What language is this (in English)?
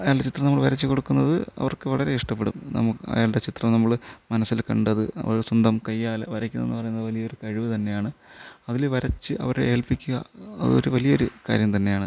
Malayalam